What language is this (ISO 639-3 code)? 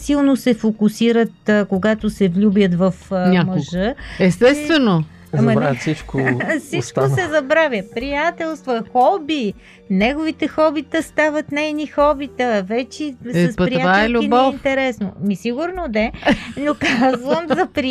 bul